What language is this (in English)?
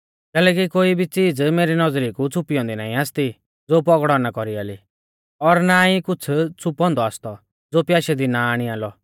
Mahasu Pahari